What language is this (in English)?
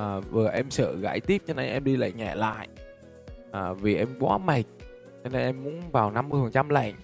Vietnamese